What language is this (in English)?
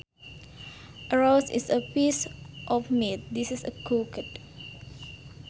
Sundanese